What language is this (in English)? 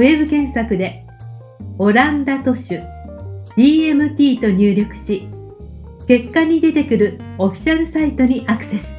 Japanese